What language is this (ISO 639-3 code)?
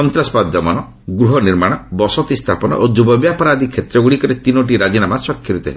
ori